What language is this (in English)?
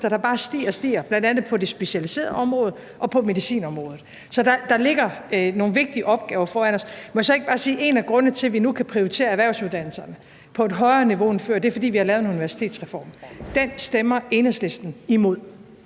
Danish